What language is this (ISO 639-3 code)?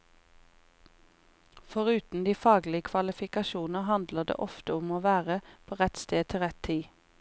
nor